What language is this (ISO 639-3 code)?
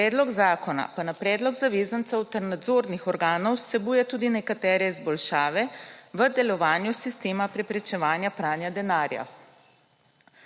slv